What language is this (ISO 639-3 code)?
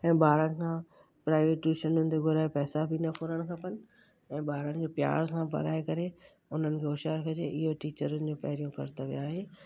snd